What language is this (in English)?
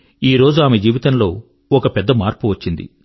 Telugu